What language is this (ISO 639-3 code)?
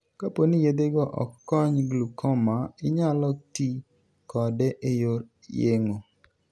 luo